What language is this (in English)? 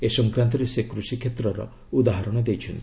Odia